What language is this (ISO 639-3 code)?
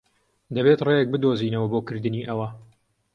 ckb